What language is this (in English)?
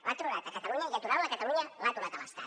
Catalan